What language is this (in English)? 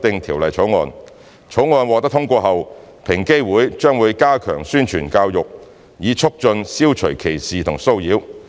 Cantonese